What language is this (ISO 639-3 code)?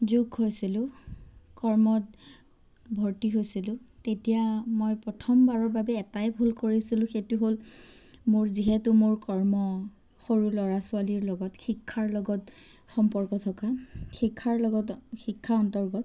asm